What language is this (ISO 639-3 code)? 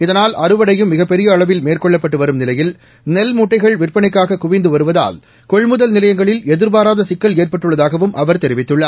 tam